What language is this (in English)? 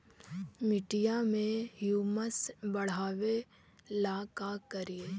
Magahi